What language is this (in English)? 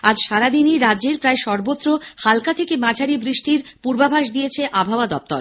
Bangla